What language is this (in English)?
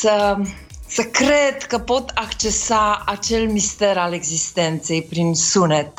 Romanian